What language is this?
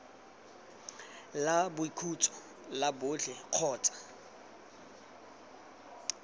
Tswana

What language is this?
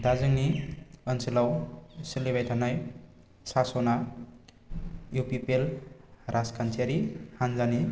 Bodo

